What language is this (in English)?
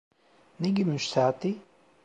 Turkish